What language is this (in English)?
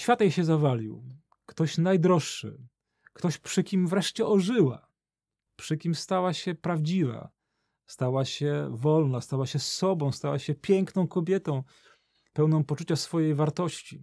Polish